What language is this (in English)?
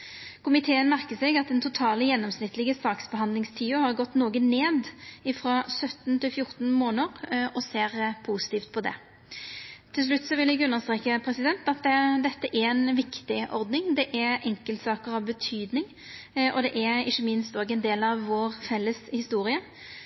Norwegian Nynorsk